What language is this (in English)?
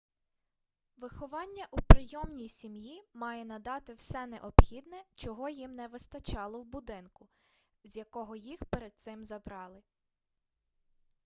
Ukrainian